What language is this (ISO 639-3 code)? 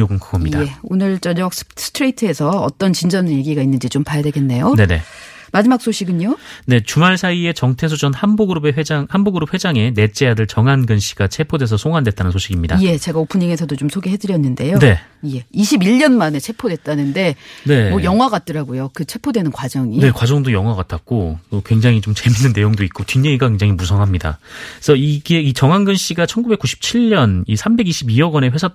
kor